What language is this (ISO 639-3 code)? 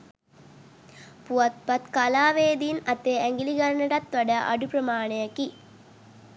sin